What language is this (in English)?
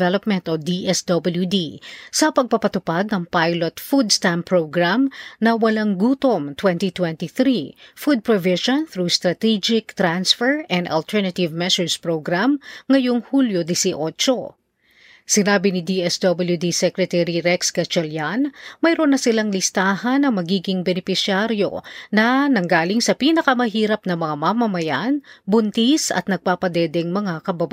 Filipino